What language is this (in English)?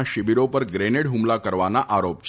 Gujarati